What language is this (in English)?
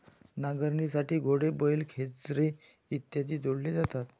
Marathi